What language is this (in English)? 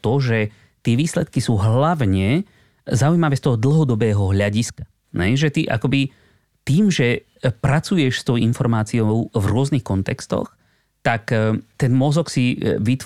Slovak